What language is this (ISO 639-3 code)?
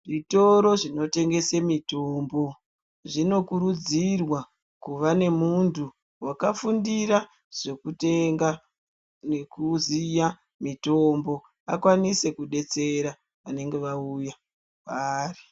ndc